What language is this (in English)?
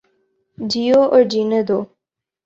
Urdu